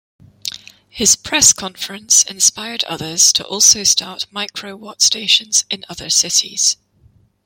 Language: English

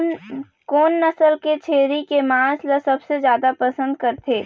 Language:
Chhattisgarhi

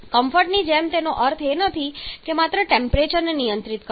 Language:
Gujarati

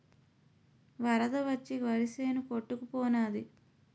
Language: Telugu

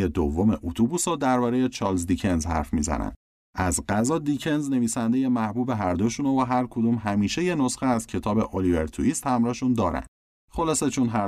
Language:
Persian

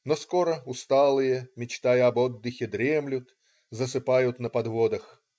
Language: Russian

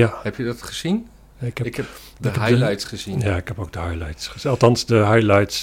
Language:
Dutch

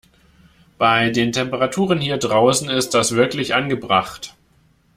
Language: German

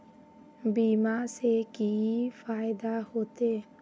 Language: Magahi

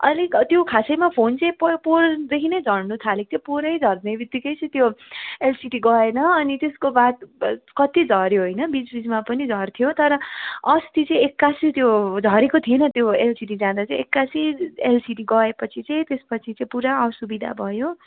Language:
Nepali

